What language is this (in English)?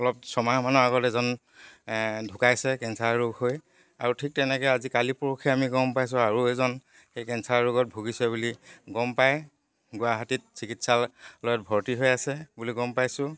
Assamese